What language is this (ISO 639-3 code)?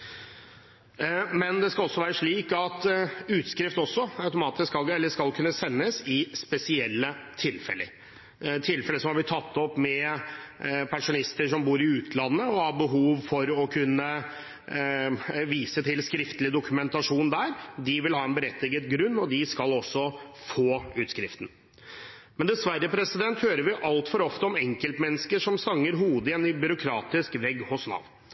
nob